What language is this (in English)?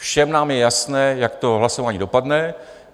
Czech